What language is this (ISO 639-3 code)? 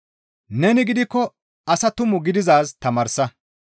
gmv